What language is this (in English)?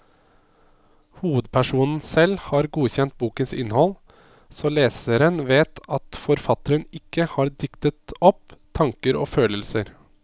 Norwegian